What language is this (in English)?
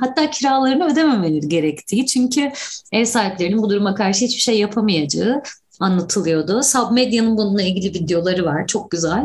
Turkish